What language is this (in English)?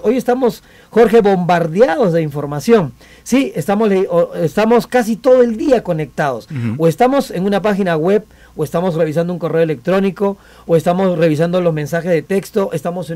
Spanish